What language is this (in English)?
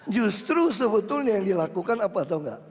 Indonesian